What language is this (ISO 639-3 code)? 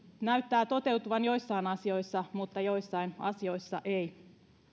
fin